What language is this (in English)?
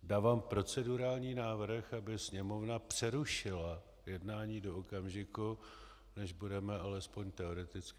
Czech